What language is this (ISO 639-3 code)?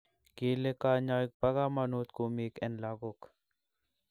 kln